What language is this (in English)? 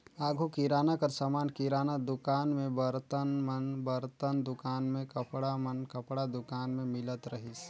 Chhattisgarhi